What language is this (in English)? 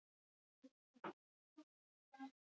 Icelandic